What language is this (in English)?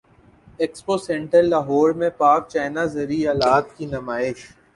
Urdu